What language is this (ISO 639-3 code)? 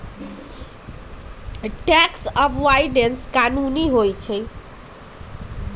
mag